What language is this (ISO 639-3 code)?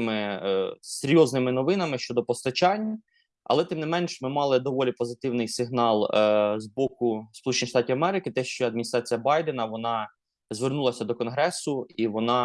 ukr